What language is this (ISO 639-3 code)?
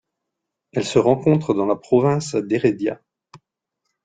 fra